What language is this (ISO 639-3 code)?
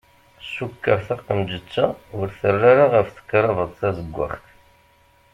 kab